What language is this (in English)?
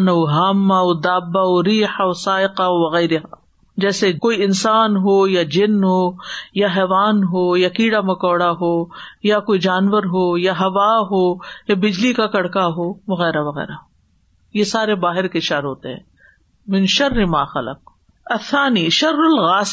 Urdu